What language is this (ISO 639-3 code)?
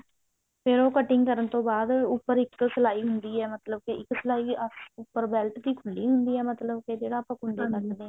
pan